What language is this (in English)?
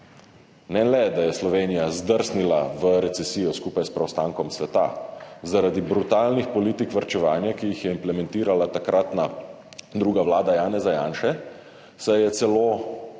Slovenian